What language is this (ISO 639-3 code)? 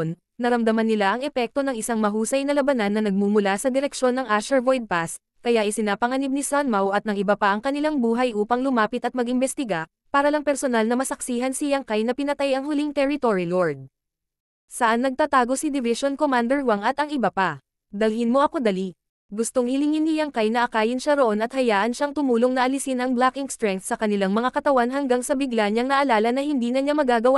fil